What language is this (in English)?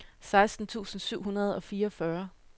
Danish